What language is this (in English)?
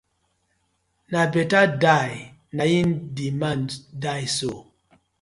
Nigerian Pidgin